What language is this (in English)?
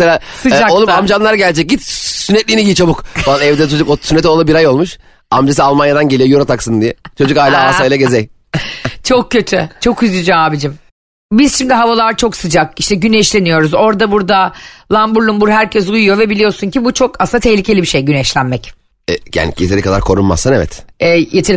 Turkish